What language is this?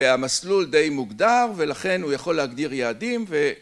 Hebrew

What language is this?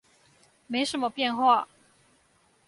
Chinese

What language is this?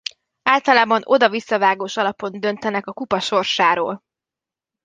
Hungarian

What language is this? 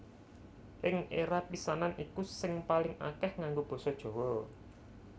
Javanese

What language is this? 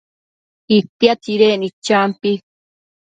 Matsés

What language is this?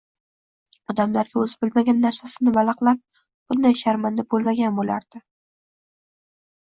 Uzbek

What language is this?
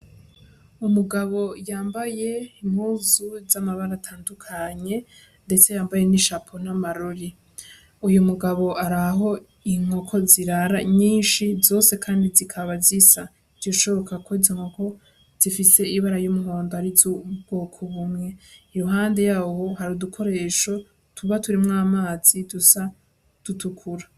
Rundi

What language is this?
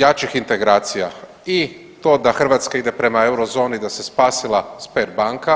Croatian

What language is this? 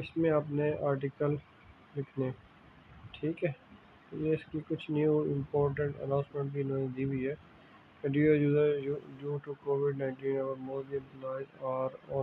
Hindi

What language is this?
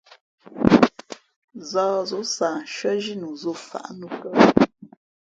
Fe'fe'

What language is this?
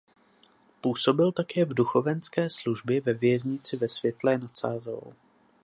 Czech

